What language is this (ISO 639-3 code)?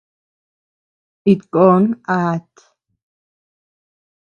cux